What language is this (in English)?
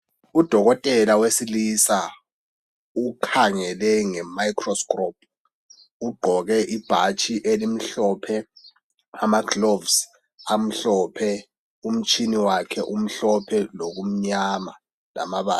North Ndebele